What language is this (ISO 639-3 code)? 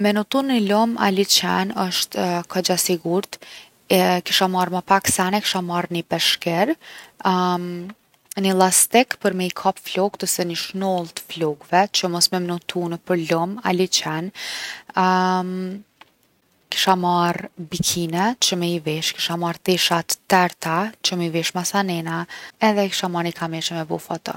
aln